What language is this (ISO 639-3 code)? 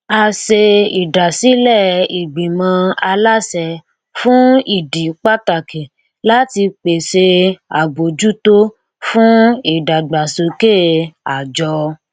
yor